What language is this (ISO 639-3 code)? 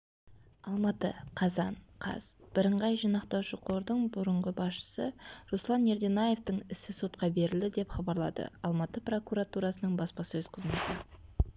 kaz